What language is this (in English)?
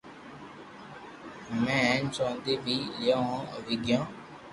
Loarki